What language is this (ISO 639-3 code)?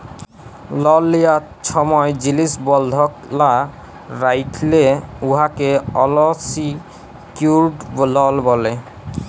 ben